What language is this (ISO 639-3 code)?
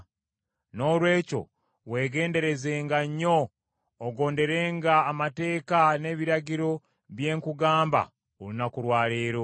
lug